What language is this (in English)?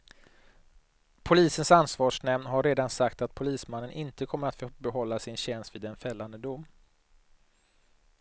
Swedish